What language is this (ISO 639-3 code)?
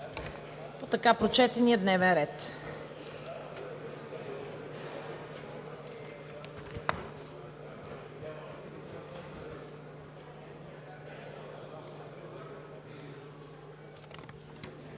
bul